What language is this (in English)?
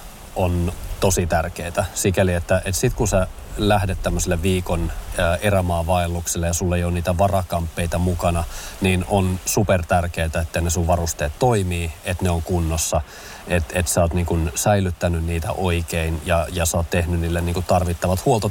Finnish